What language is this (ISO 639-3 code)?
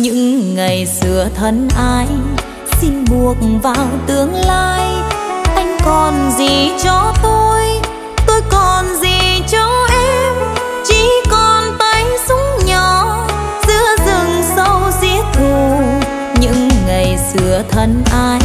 vie